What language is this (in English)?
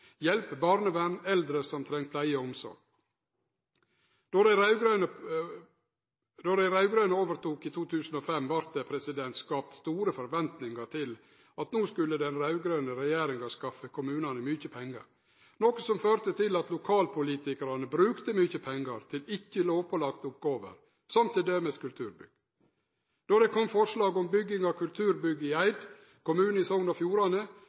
Norwegian Nynorsk